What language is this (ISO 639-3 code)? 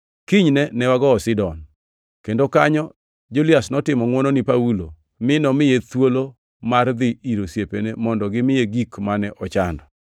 luo